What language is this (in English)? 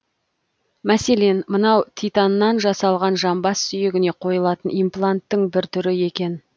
Kazakh